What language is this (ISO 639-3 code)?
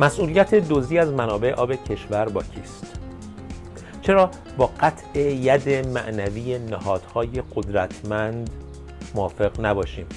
fas